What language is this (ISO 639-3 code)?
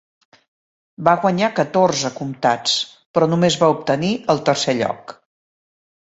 cat